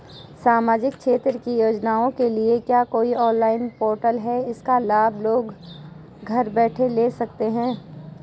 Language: Hindi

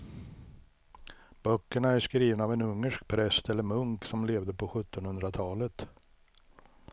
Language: Swedish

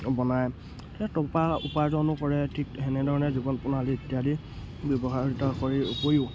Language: Assamese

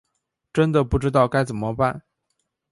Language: Chinese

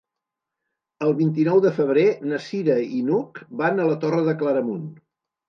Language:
Catalan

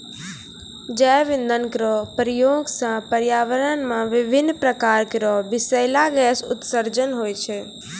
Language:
Maithili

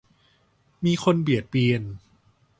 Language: Thai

